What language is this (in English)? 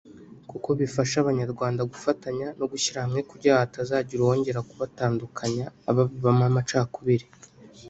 Kinyarwanda